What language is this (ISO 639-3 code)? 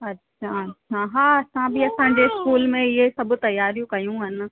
snd